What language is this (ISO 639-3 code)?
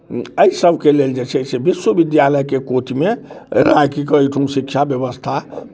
mai